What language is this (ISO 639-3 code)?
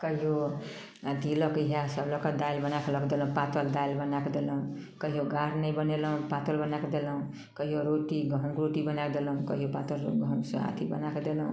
mai